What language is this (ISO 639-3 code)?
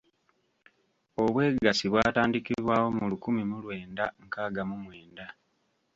lug